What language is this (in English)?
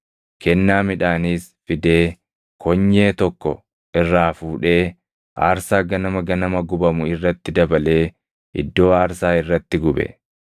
Oromo